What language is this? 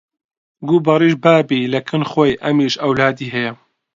Central Kurdish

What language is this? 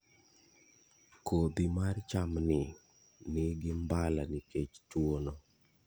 Luo (Kenya and Tanzania)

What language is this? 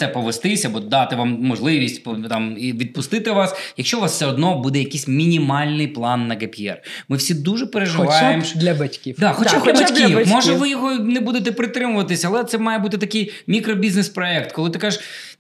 Ukrainian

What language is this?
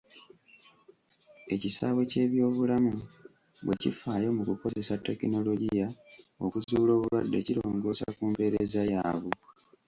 Ganda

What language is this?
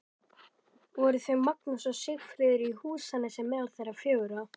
Icelandic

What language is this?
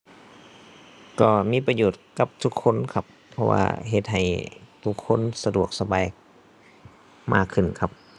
Thai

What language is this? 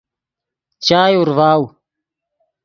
Yidgha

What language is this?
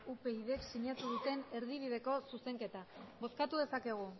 Basque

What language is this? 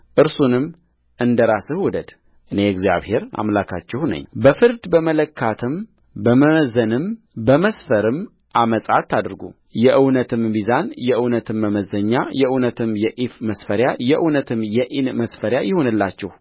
Amharic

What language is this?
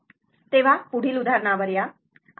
Marathi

